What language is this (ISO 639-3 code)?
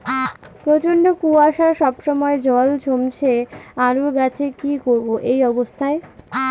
ben